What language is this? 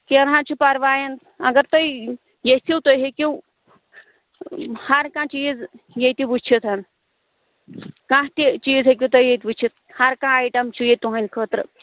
Kashmiri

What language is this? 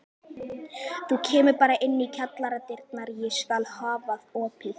Icelandic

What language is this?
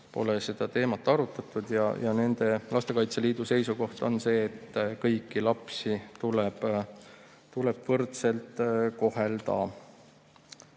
Estonian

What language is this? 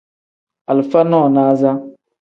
Tem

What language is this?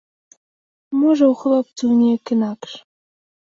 Belarusian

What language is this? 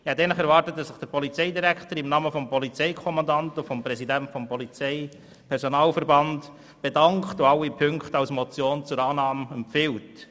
Swiss German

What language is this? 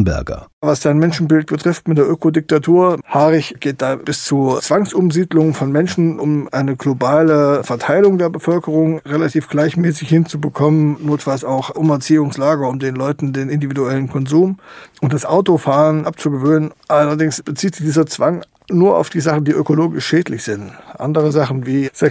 German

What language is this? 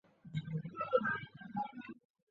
Chinese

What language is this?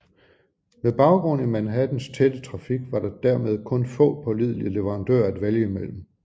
Danish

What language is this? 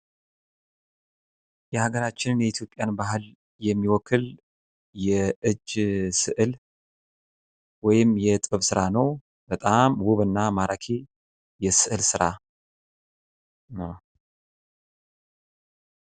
Amharic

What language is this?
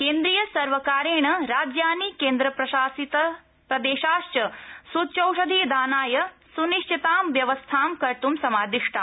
Sanskrit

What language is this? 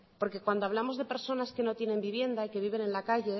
Spanish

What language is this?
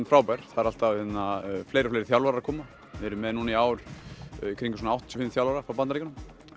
Icelandic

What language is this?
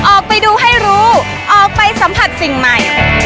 Thai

